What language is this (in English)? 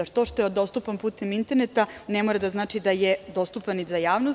Serbian